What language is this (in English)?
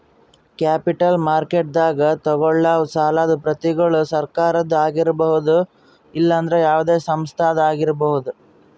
Kannada